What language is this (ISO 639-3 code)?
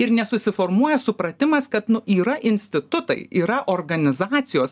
lit